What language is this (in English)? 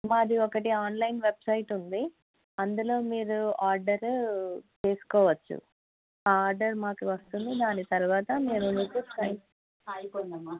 Telugu